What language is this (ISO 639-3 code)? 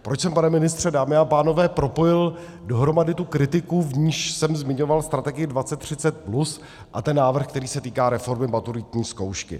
ces